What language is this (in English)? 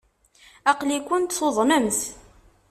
Kabyle